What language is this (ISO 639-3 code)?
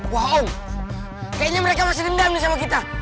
ind